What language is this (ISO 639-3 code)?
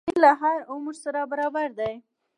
pus